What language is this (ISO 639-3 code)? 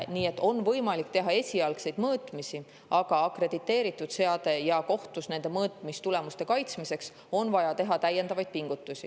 est